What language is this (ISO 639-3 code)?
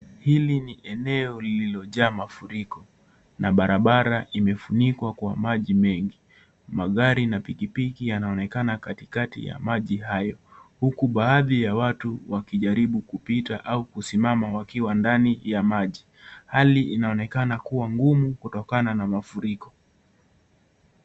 swa